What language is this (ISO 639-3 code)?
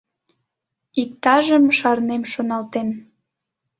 chm